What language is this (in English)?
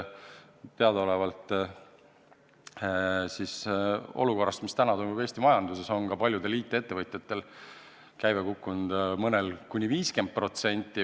Estonian